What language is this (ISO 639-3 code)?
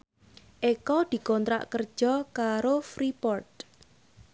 jav